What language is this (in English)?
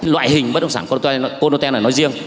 Vietnamese